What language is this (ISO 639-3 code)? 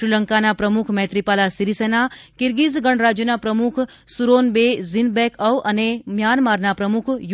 guj